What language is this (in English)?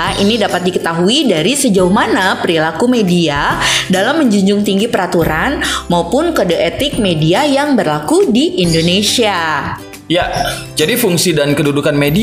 Indonesian